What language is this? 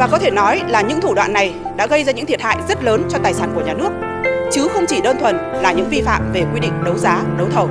Vietnamese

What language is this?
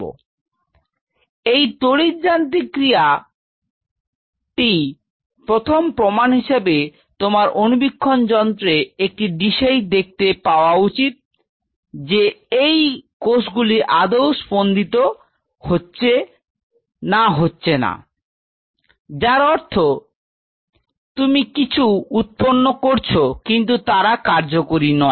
Bangla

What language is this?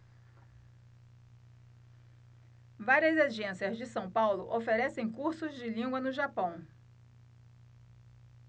Portuguese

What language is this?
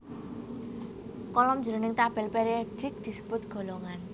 Javanese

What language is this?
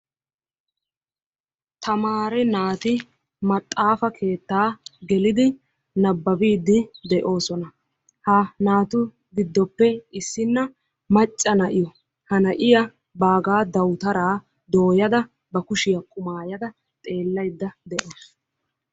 Wolaytta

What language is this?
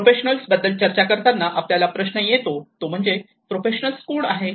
Marathi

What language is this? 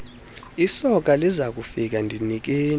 Xhosa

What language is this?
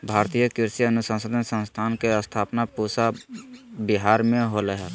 Magahi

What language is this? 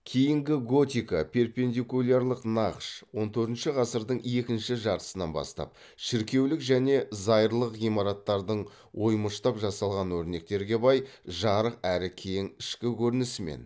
Kazakh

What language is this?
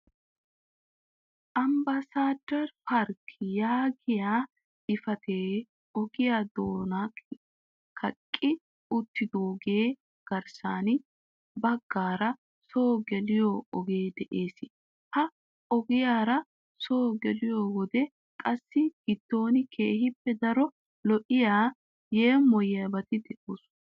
Wolaytta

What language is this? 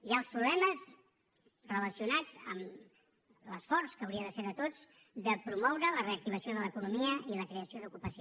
Catalan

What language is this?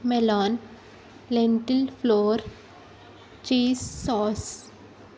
Telugu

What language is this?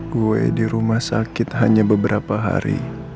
Indonesian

